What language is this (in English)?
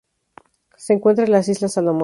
Spanish